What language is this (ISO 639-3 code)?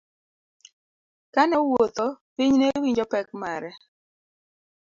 luo